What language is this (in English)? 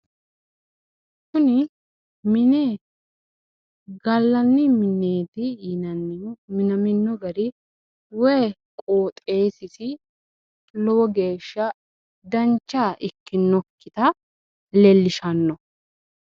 Sidamo